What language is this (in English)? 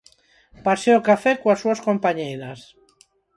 Galician